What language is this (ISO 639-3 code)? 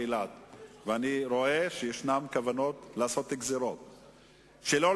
heb